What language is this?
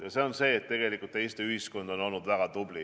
Estonian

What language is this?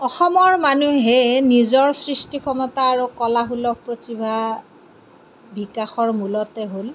Assamese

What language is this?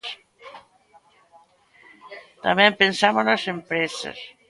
Galician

